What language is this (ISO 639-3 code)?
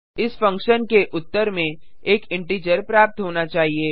hin